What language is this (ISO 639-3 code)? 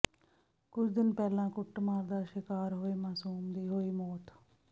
pan